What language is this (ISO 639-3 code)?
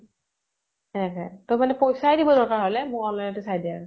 asm